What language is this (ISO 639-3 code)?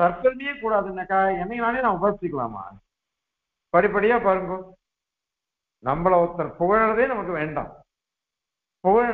tur